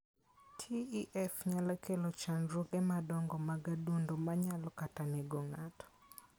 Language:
Luo (Kenya and Tanzania)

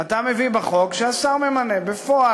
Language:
Hebrew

